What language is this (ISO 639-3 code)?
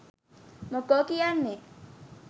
sin